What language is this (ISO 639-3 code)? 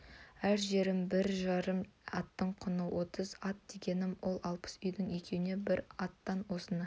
kaz